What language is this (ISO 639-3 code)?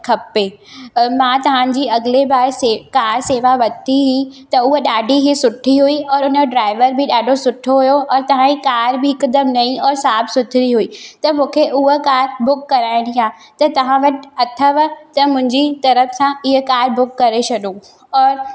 snd